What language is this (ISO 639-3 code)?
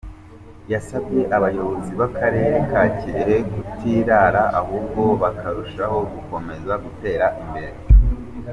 kin